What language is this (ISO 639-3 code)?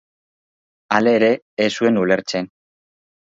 eus